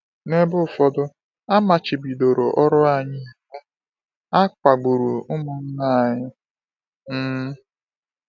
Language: Igbo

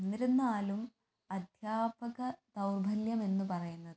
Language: Malayalam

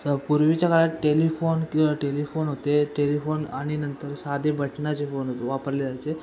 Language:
Marathi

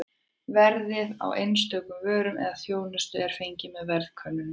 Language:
Icelandic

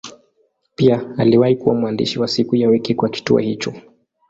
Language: Swahili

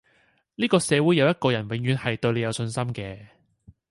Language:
Cantonese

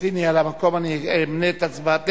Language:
Hebrew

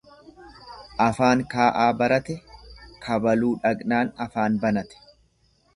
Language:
Oromo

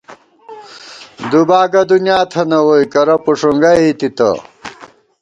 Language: Gawar-Bati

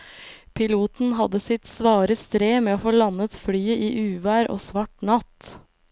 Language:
Norwegian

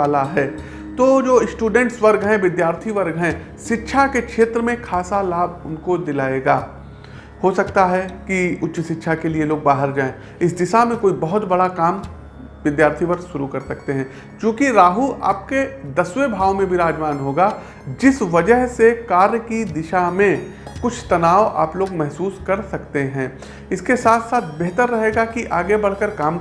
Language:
Hindi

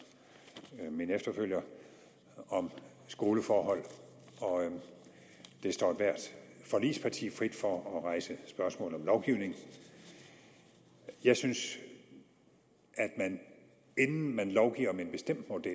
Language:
Danish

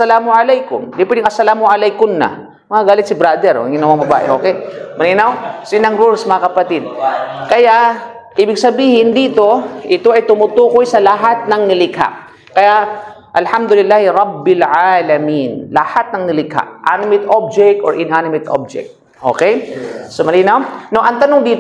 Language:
Filipino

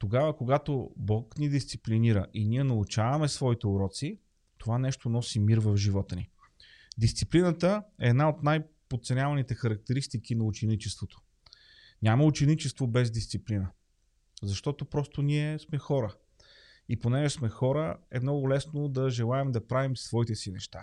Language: Bulgarian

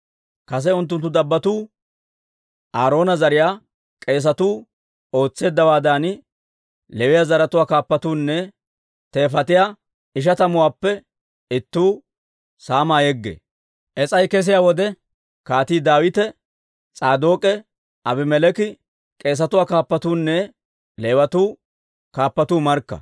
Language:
Dawro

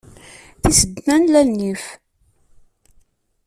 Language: Kabyle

